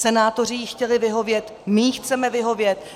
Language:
Czech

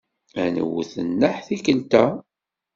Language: Kabyle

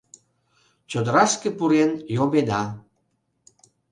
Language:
Mari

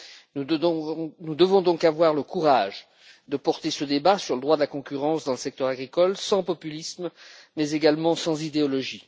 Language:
French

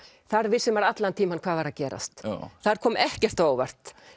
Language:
Icelandic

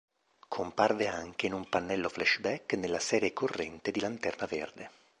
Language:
Italian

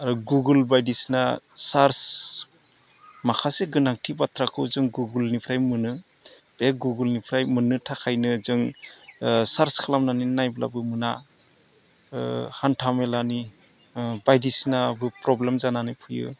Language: Bodo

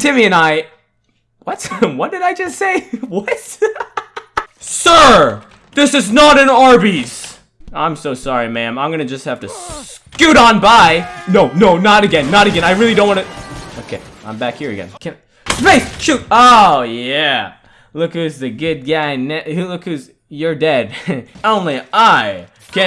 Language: English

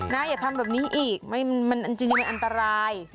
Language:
Thai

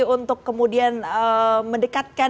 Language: Indonesian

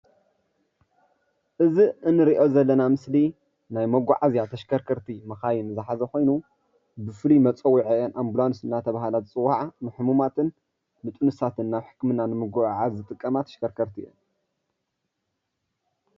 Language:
Tigrinya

